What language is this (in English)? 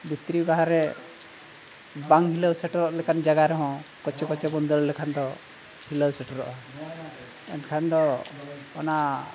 Santali